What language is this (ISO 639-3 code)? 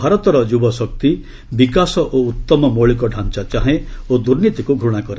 ori